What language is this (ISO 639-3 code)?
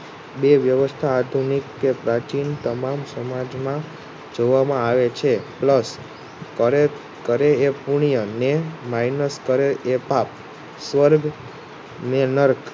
guj